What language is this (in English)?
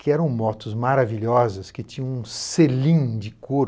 Portuguese